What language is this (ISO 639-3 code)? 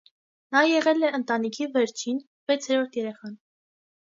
hye